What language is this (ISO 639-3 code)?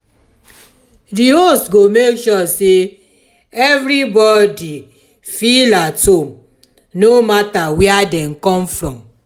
pcm